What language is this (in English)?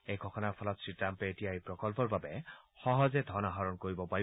Assamese